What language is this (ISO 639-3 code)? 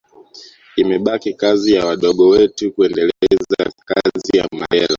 swa